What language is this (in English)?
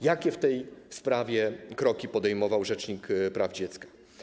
Polish